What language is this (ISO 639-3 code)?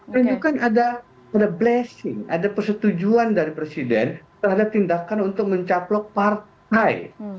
ind